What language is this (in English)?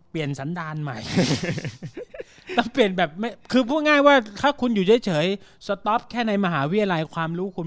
Thai